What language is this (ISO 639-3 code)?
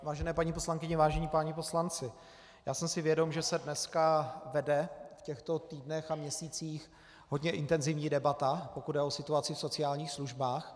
ces